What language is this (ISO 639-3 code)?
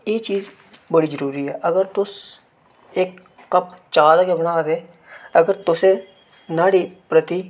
doi